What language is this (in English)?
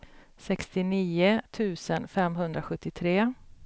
Swedish